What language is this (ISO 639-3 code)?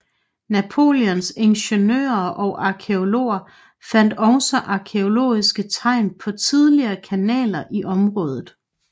dan